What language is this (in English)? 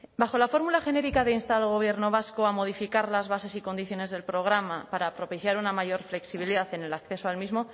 Spanish